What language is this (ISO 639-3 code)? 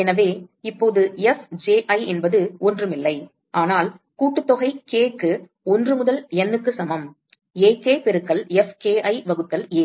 tam